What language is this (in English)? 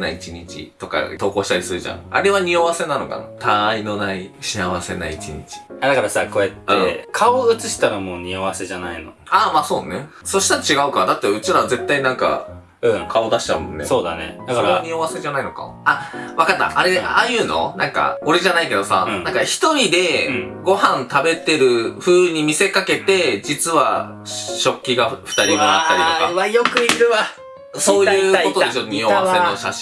Japanese